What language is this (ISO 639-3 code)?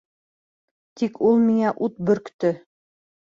bak